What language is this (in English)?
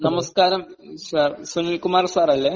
Malayalam